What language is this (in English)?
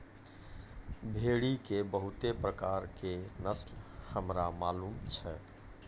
Maithili